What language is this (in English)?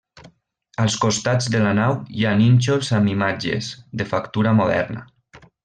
Catalan